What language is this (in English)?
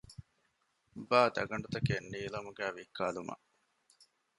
Divehi